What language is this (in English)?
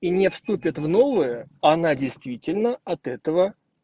Russian